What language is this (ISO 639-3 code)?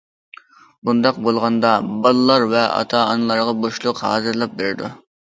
uig